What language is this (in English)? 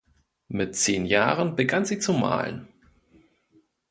German